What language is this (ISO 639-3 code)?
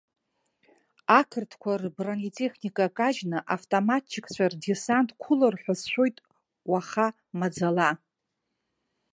abk